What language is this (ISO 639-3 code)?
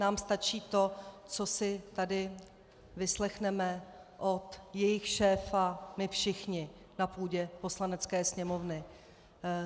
ces